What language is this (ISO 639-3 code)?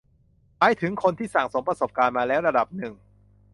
tha